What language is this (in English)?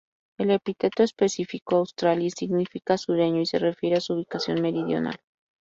Spanish